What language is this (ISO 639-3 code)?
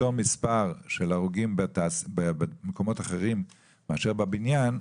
heb